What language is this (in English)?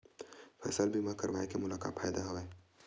Chhattisgarhi